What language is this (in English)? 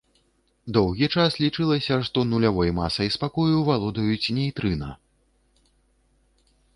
Belarusian